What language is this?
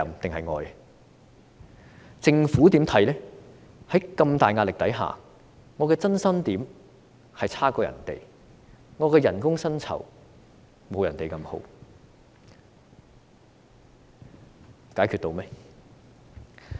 Cantonese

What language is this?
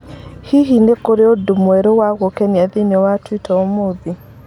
Kikuyu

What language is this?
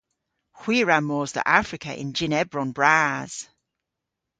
Cornish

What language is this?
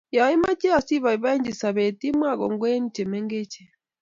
Kalenjin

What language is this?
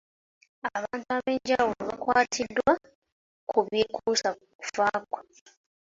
Ganda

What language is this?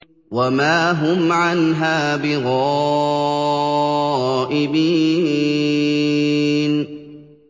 Arabic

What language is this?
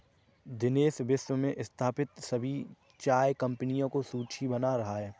Hindi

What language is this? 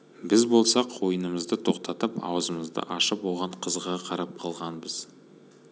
Kazakh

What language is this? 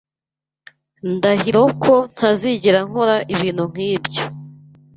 Kinyarwanda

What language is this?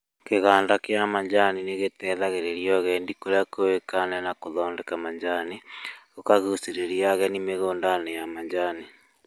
Kikuyu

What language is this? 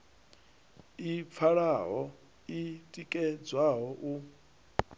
Venda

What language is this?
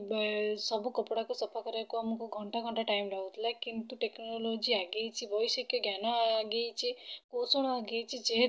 Odia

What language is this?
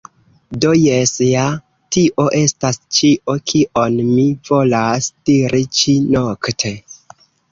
Esperanto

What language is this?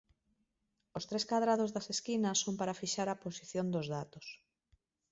Galician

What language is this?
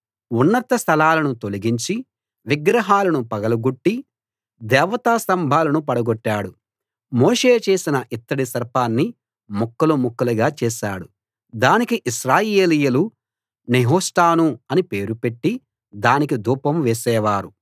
Telugu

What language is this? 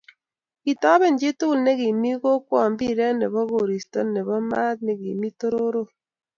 Kalenjin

